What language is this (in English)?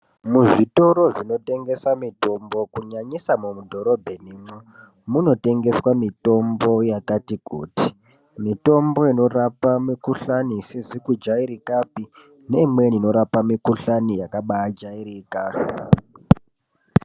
Ndau